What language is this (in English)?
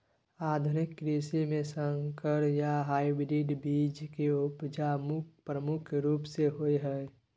Maithili